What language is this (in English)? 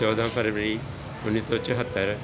Punjabi